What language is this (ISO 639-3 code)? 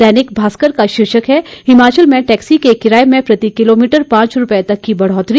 hin